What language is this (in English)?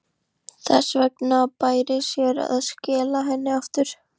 Icelandic